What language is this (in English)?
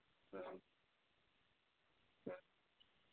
Manipuri